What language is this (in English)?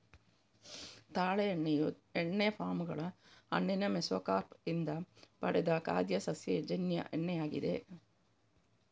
Kannada